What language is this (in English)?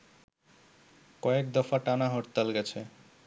Bangla